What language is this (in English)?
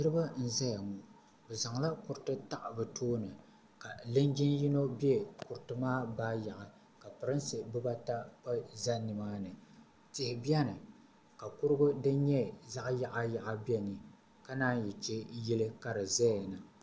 Dagbani